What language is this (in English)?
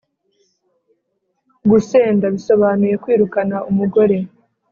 Kinyarwanda